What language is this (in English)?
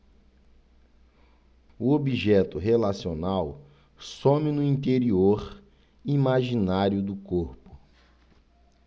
Portuguese